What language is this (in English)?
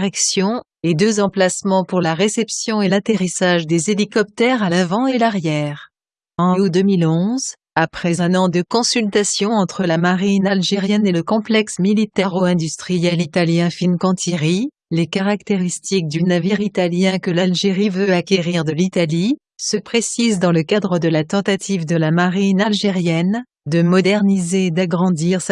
French